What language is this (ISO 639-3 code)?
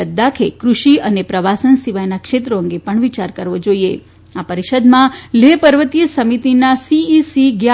guj